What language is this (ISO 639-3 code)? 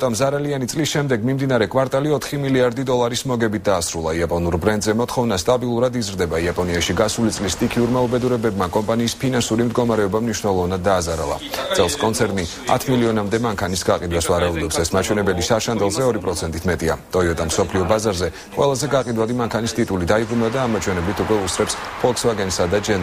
nld